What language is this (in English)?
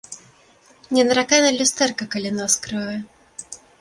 Belarusian